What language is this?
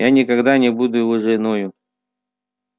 Russian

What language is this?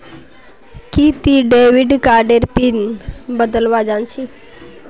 Magahi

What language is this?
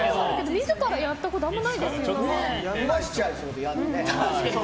Japanese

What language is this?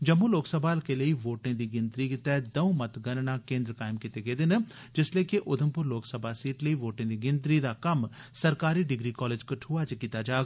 Dogri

